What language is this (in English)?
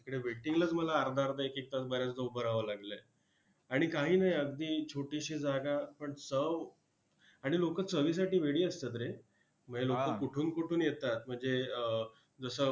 Marathi